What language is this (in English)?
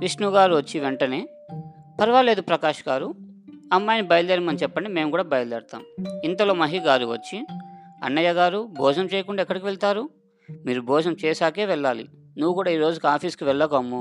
Telugu